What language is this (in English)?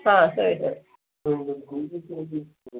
Kannada